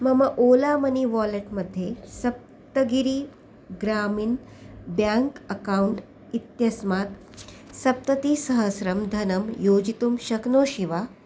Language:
Sanskrit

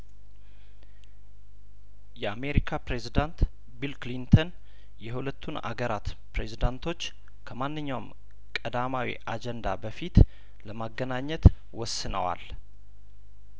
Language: Amharic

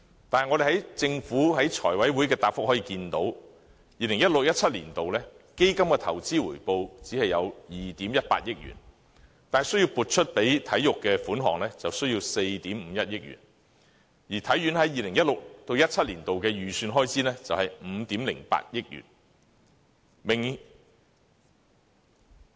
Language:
Cantonese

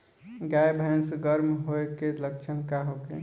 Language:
Bhojpuri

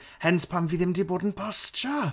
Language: Welsh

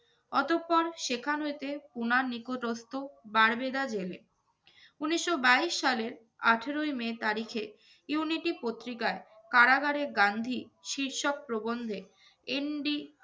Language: Bangla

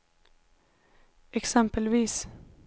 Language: Swedish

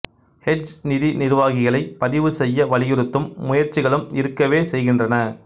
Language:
Tamil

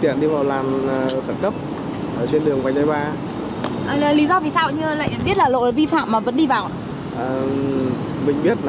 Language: Vietnamese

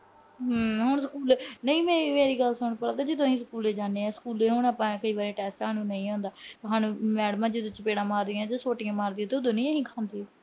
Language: Punjabi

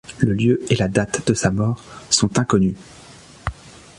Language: French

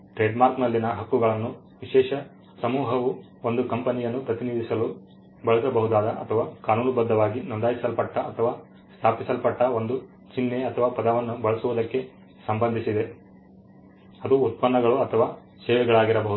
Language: Kannada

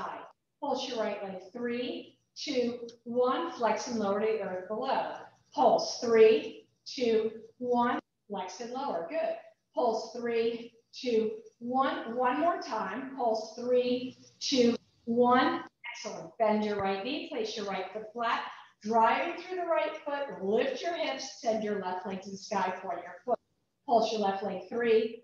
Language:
English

